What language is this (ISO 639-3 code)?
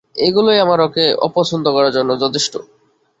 ben